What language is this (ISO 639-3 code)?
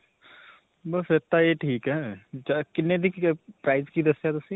pan